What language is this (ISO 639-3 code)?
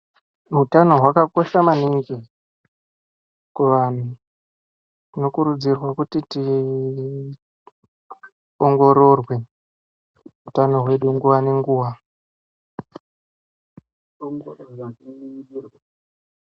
ndc